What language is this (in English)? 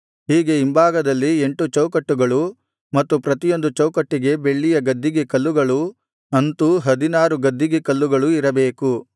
Kannada